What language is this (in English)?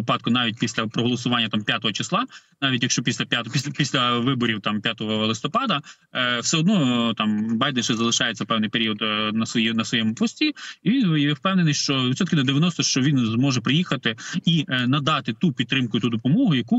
Ukrainian